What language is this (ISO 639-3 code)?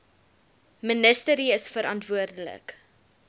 afr